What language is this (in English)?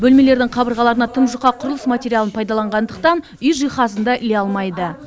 Kazakh